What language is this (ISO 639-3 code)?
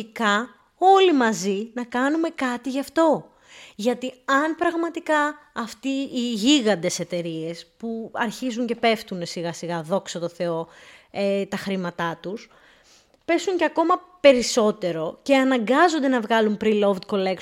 ell